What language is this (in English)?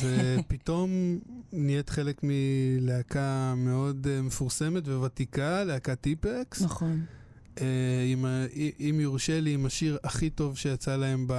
Hebrew